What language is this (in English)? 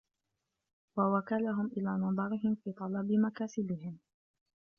Arabic